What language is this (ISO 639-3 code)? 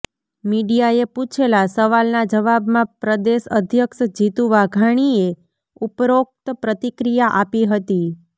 guj